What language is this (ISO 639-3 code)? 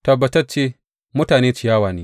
hau